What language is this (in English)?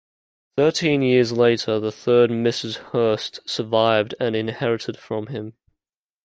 English